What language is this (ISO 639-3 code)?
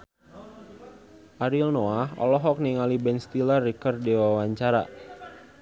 sun